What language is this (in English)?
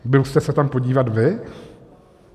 Czech